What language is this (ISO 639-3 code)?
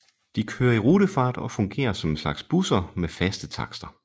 dan